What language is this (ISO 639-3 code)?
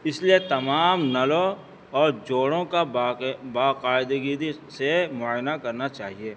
urd